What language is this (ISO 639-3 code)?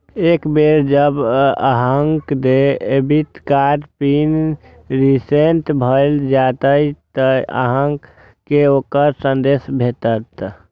mai